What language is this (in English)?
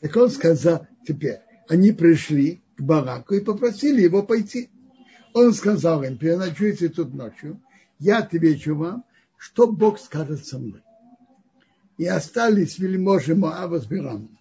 Russian